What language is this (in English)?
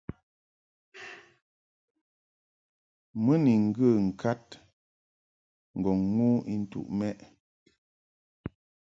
Mungaka